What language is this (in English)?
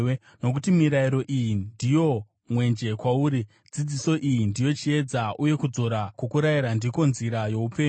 Shona